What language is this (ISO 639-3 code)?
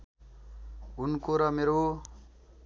nep